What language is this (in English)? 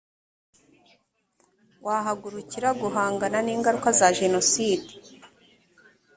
Kinyarwanda